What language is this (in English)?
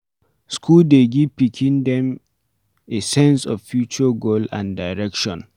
Nigerian Pidgin